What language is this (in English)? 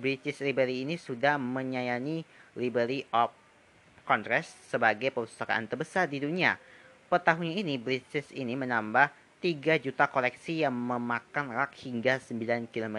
Indonesian